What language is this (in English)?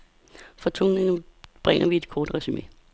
Danish